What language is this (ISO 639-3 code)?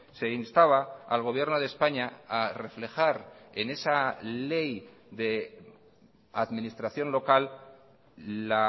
spa